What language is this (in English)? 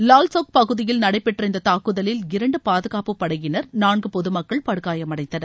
Tamil